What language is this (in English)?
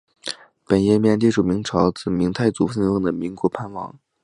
Chinese